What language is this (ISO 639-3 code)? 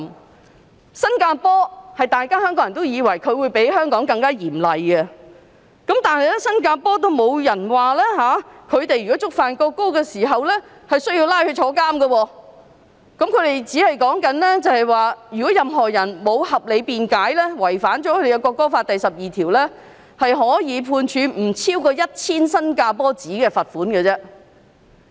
yue